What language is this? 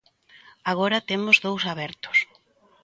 Galician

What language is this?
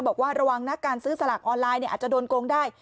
Thai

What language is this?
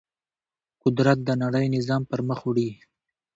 Pashto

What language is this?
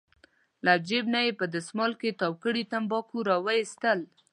Pashto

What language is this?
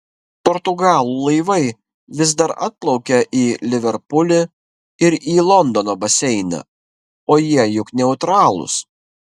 Lithuanian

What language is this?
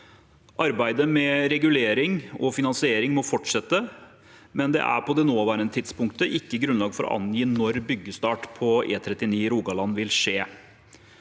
Norwegian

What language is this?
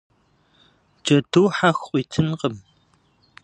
Kabardian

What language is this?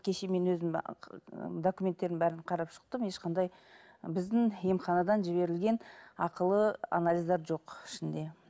Kazakh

